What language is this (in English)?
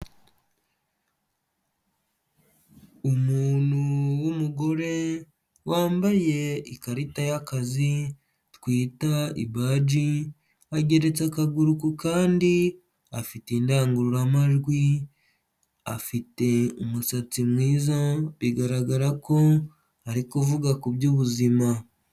Kinyarwanda